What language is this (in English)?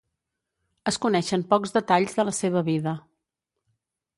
Catalan